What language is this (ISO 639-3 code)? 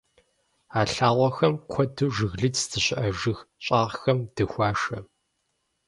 kbd